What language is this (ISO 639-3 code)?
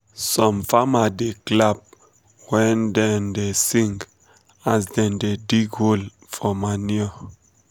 pcm